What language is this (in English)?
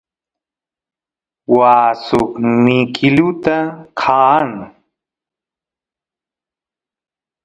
Santiago del Estero Quichua